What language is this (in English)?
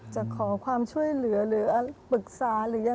Thai